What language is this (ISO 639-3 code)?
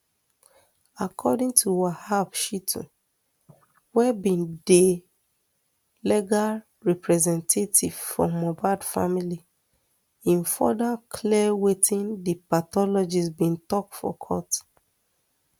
pcm